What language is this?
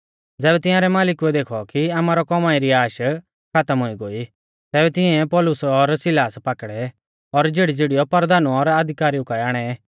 Mahasu Pahari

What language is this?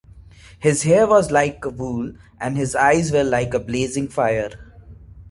English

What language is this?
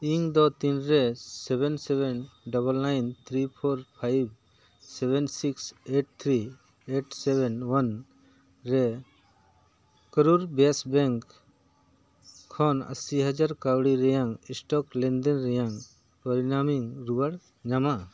Santali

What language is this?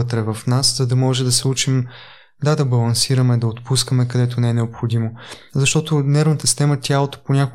Bulgarian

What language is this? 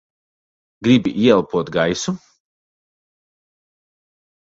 Latvian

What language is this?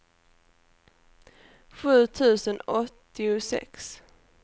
Swedish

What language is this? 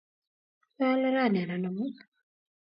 Kalenjin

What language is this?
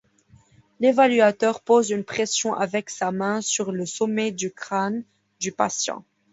French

